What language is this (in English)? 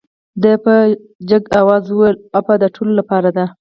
Pashto